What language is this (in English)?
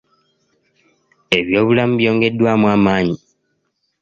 Ganda